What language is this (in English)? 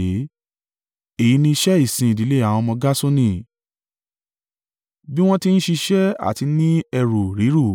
Yoruba